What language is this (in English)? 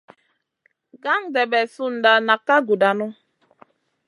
Masana